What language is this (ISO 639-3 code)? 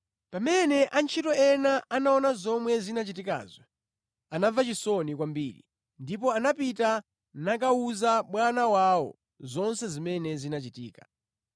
nya